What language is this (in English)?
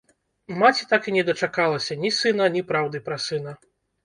Belarusian